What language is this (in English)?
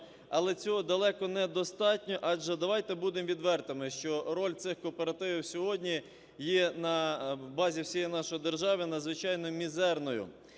Ukrainian